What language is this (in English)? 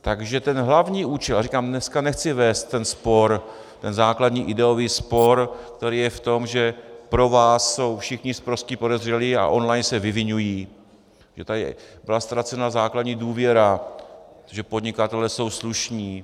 Czech